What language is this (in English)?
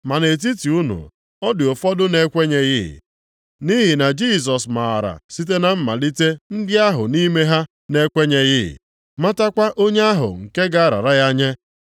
Igbo